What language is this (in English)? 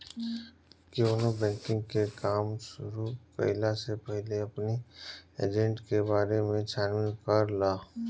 Bhojpuri